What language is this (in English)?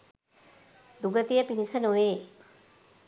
Sinhala